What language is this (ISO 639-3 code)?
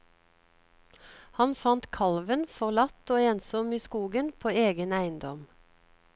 nor